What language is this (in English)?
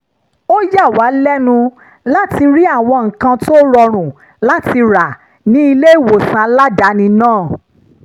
Yoruba